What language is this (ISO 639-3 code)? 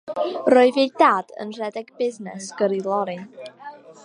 cym